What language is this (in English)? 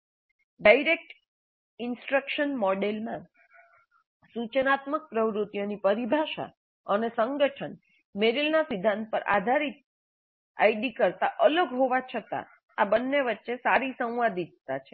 Gujarati